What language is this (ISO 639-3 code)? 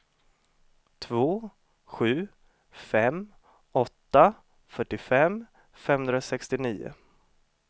swe